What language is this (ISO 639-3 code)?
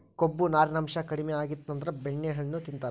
kan